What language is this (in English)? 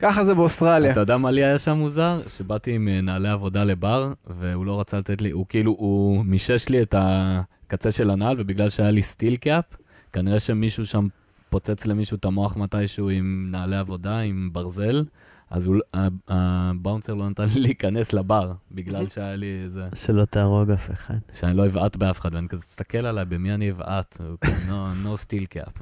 Hebrew